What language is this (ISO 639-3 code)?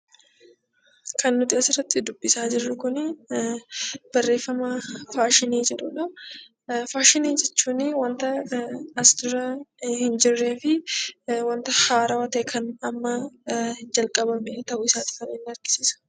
orm